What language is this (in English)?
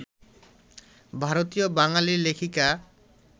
Bangla